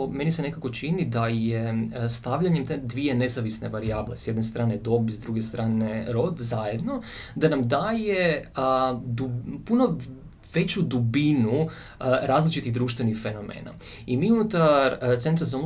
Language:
Croatian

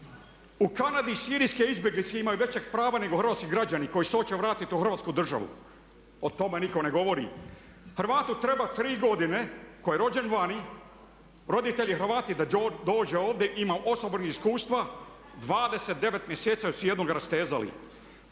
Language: Croatian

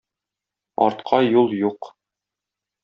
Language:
Tatar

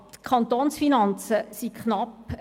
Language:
Swiss German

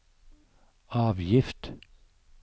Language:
Norwegian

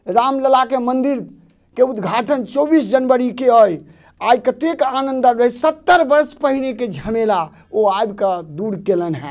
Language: Maithili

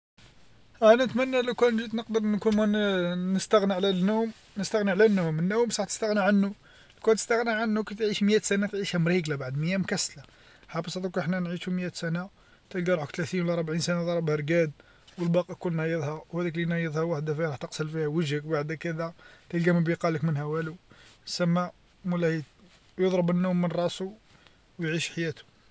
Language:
Algerian Arabic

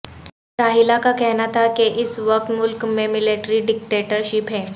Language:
Urdu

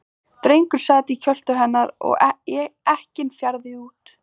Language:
Icelandic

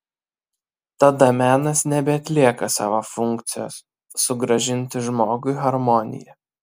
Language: Lithuanian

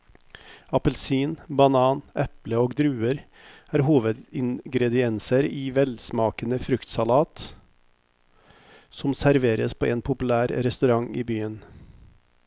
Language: Norwegian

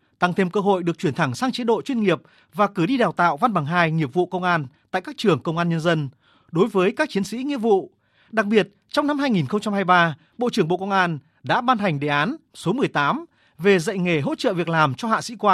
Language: Vietnamese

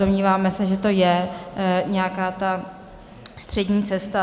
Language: Czech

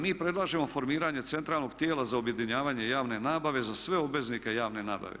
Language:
Croatian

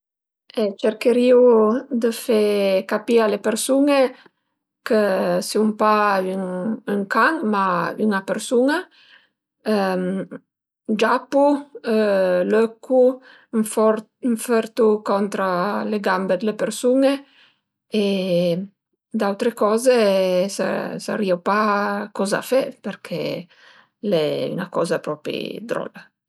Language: Piedmontese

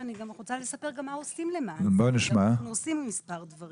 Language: Hebrew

